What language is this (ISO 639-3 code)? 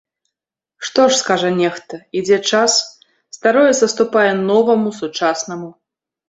bel